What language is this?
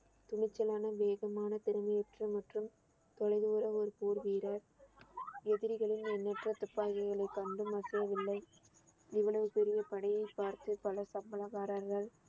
Tamil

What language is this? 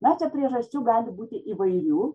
Lithuanian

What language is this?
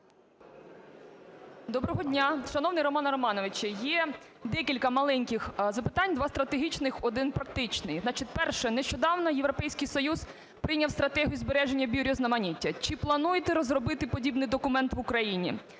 Ukrainian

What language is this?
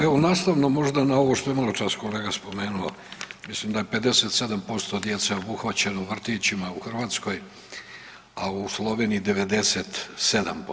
Croatian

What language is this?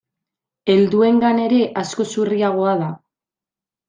Basque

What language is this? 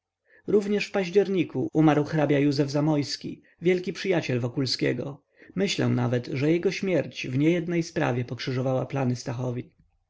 Polish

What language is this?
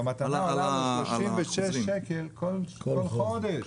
Hebrew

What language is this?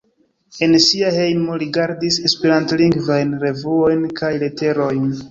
Esperanto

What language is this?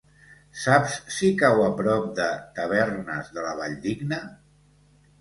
Catalan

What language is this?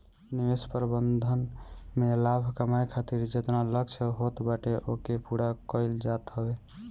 Bhojpuri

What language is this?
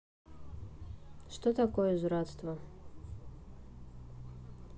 Russian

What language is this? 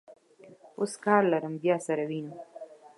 Pashto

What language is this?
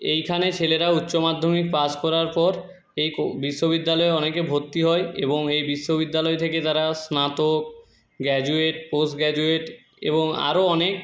Bangla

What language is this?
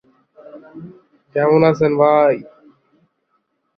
Bangla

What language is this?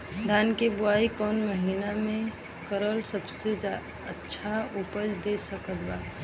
Bhojpuri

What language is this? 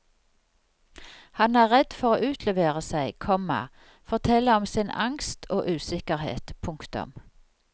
Norwegian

